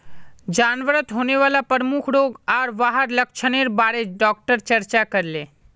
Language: Magahi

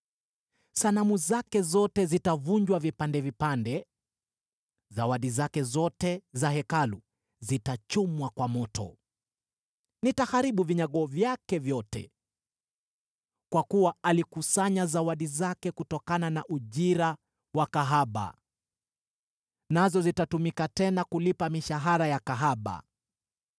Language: Swahili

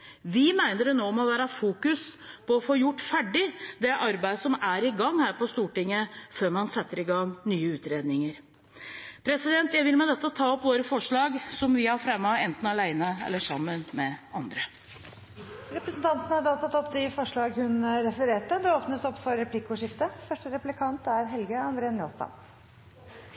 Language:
Norwegian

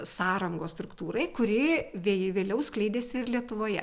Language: Lithuanian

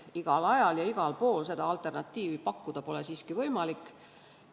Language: Estonian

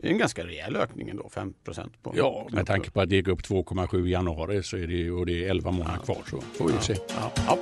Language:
Swedish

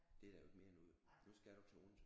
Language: Danish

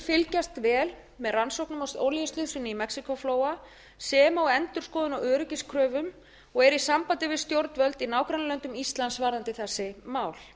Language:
Icelandic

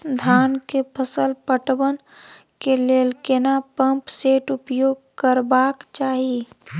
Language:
Maithili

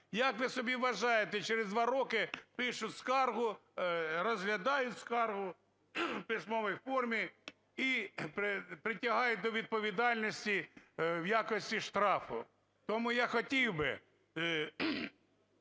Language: Ukrainian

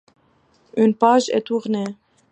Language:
French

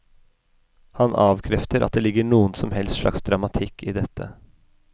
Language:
Norwegian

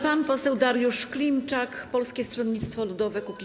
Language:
Polish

